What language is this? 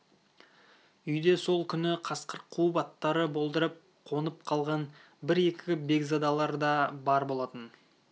Kazakh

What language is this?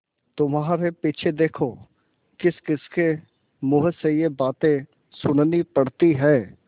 Hindi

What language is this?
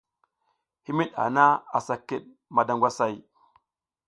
South Giziga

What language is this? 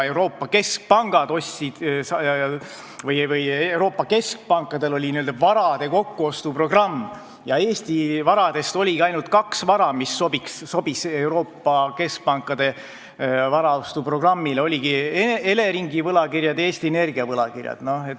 Estonian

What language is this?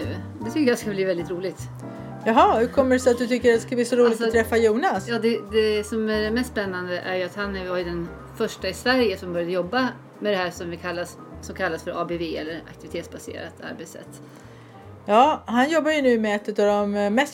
Swedish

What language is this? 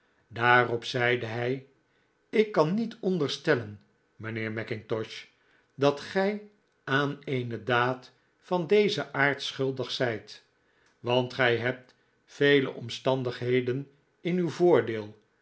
Dutch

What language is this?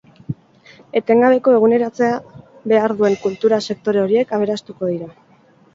Basque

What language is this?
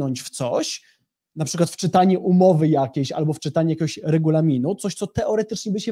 Polish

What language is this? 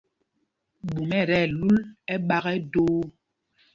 Mpumpong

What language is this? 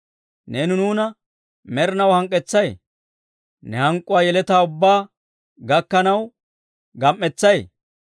Dawro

